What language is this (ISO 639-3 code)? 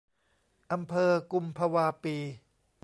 tha